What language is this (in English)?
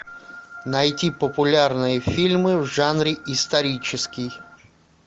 Russian